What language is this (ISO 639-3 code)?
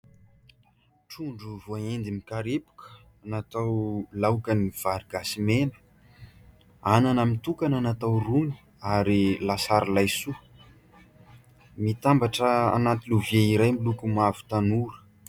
mlg